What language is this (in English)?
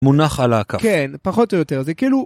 Hebrew